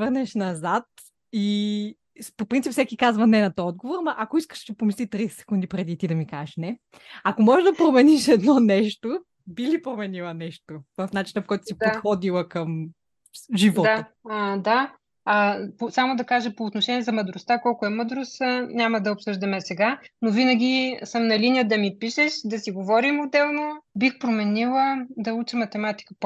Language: Bulgarian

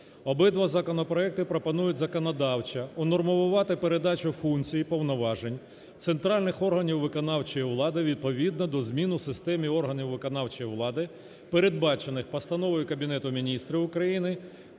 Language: Ukrainian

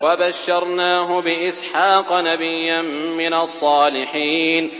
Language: Arabic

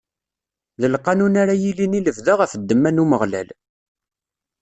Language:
Kabyle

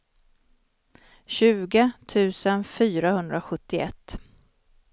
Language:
Swedish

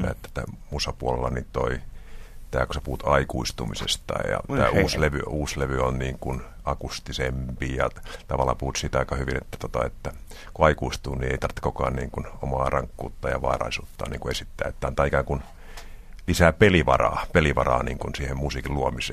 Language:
Finnish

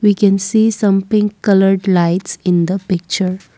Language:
English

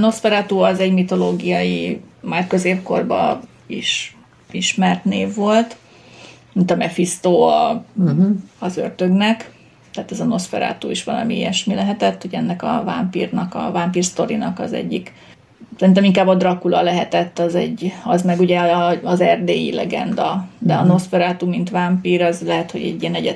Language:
Hungarian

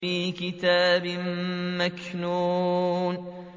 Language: Arabic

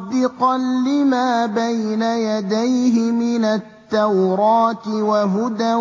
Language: Arabic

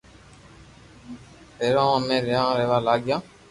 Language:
Loarki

